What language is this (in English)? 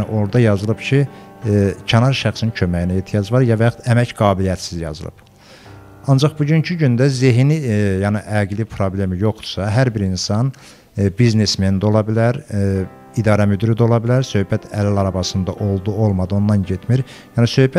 Turkish